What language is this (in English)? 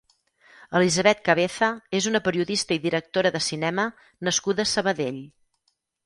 Catalan